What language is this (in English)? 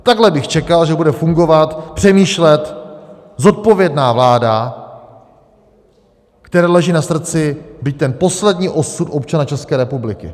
Czech